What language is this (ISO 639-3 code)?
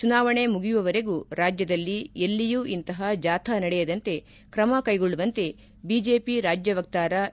kan